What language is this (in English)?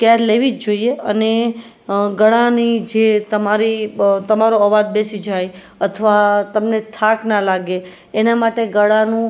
Gujarati